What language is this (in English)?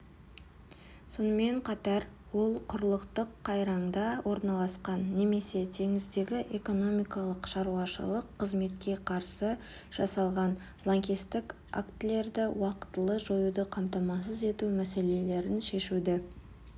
Kazakh